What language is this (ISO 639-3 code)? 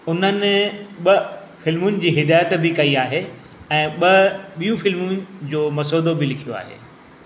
snd